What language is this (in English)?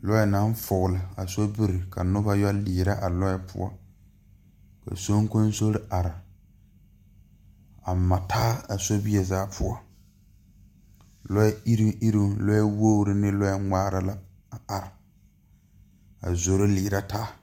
Southern Dagaare